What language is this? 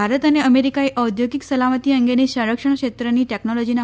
Gujarati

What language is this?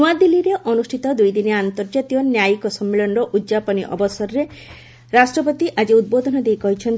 Odia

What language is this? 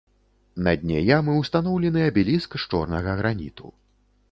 Belarusian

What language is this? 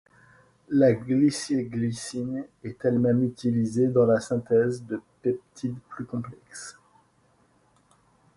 French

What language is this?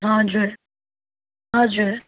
Nepali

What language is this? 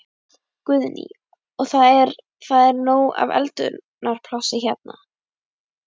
Icelandic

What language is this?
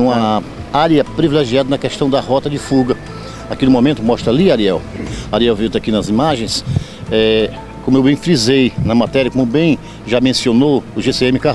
Portuguese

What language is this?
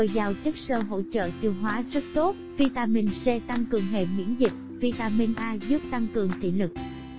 Vietnamese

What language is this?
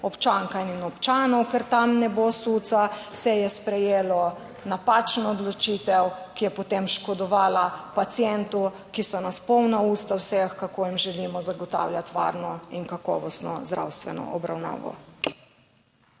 Slovenian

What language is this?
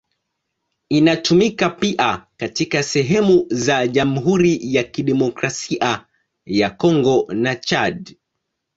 Swahili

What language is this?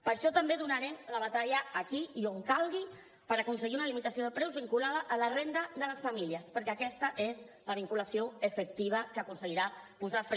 Catalan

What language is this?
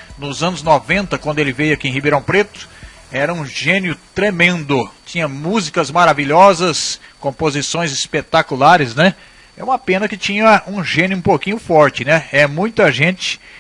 Portuguese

